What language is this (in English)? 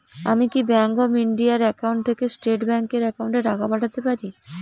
Bangla